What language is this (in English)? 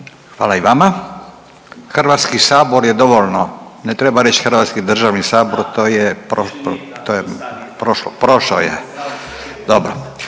Croatian